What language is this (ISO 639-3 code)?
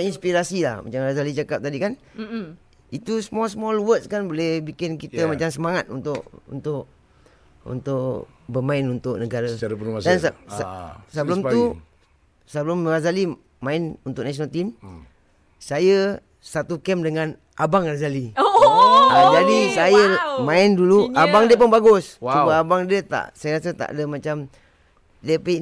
msa